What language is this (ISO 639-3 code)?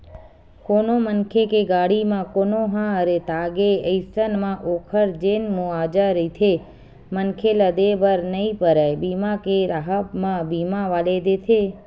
hne